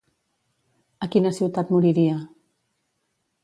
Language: Catalan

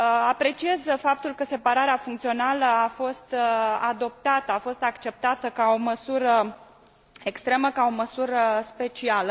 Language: Romanian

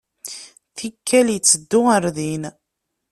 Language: Kabyle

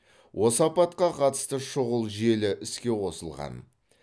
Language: Kazakh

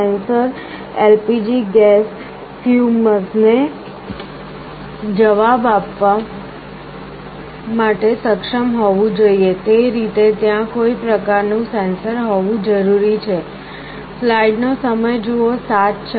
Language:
Gujarati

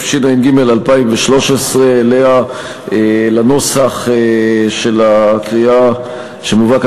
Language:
Hebrew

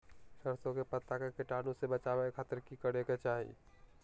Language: Magahi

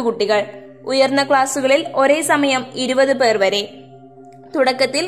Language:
Malayalam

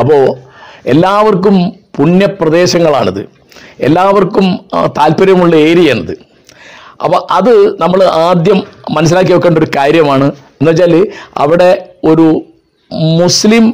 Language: Malayalam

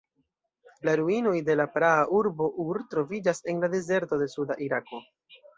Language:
Esperanto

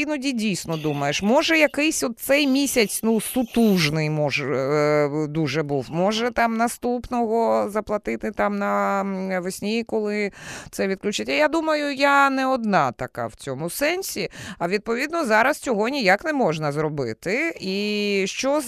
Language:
Ukrainian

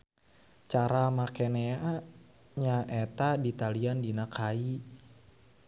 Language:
Sundanese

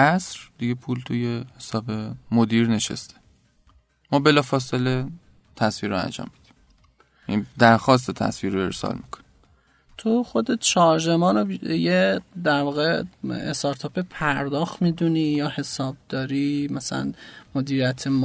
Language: Persian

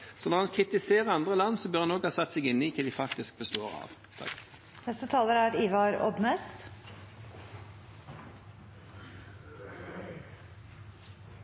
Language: Norwegian Bokmål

